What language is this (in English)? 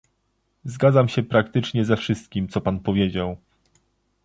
Polish